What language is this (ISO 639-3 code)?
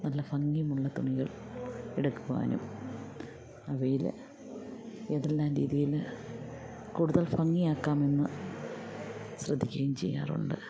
mal